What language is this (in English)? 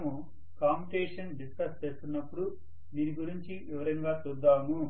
Telugu